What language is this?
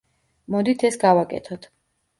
Georgian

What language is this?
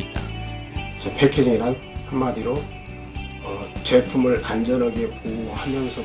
Korean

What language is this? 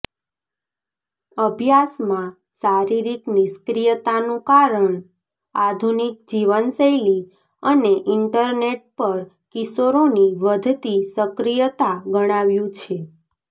Gujarati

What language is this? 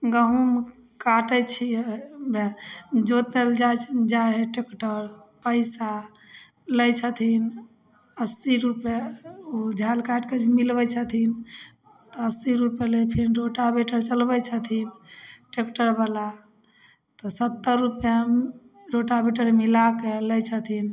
Maithili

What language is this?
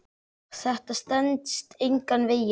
Icelandic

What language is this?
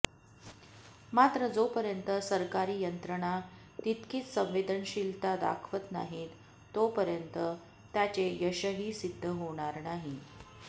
Marathi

